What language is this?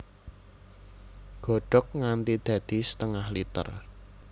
Javanese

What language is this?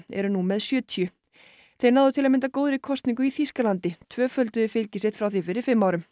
Icelandic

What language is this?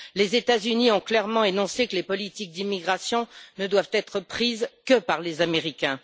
French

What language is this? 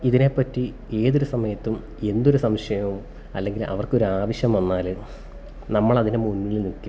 Malayalam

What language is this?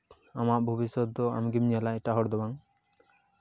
Santali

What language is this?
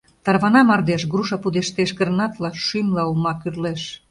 Mari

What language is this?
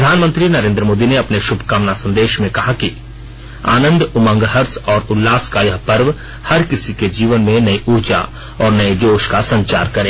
Hindi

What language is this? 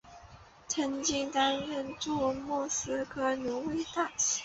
Chinese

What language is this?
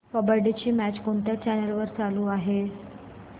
Marathi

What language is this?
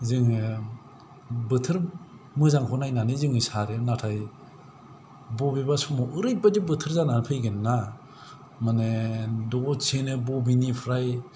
Bodo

